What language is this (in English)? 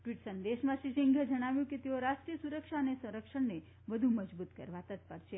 Gujarati